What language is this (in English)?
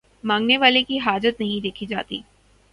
Urdu